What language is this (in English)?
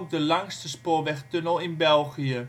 Dutch